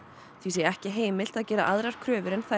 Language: Icelandic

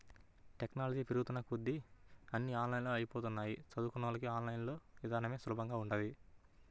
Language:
Telugu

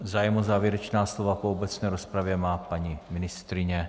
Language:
Czech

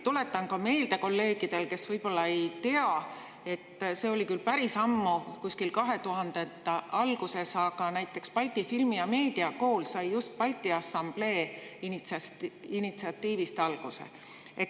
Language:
Estonian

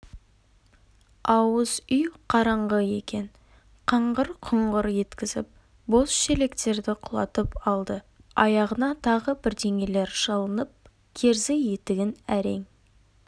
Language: Kazakh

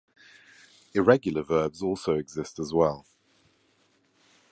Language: English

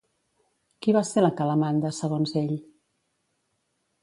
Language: Catalan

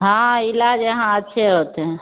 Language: Hindi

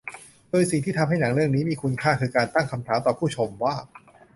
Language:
Thai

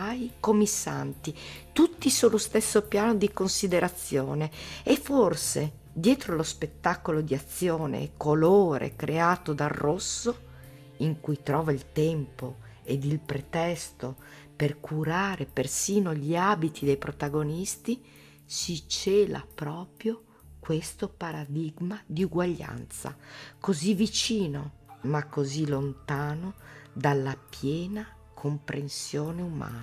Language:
Italian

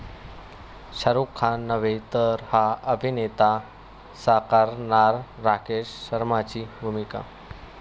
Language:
Marathi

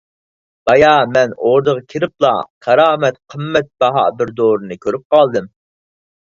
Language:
Uyghur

